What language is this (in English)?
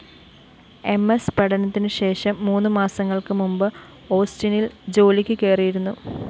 Malayalam